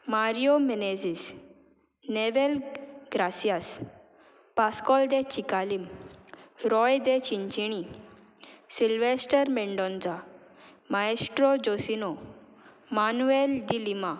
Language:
Konkani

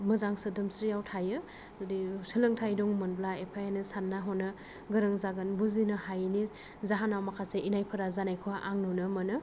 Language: Bodo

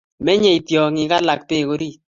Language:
Kalenjin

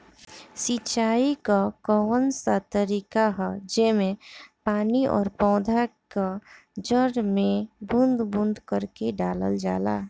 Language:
Bhojpuri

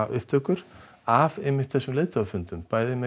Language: Icelandic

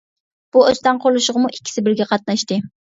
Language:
Uyghur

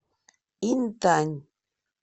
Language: Russian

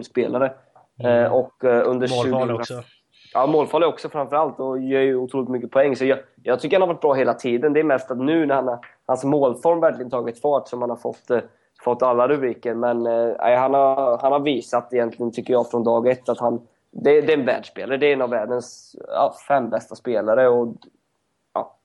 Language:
Swedish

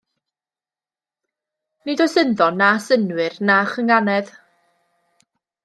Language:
Welsh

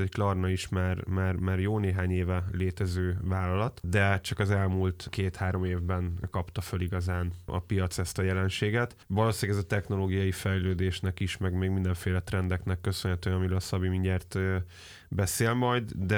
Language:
Hungarian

